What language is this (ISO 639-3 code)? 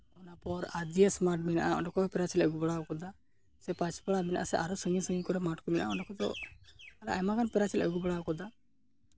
sat